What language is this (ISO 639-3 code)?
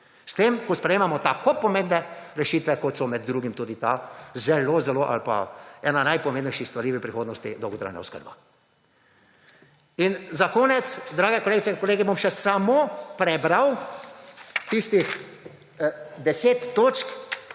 slv